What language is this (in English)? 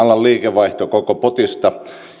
Finnish